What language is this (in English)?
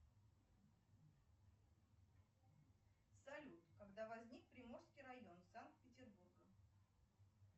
Russian